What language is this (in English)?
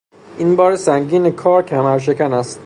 Persian